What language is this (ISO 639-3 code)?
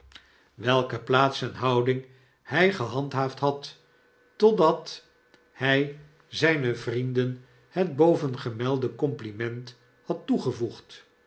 nld